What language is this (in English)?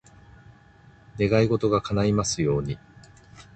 Japanese